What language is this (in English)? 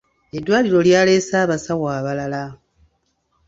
Ganda